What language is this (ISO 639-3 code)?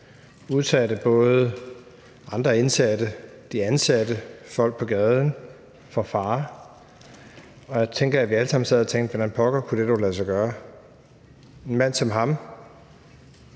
dan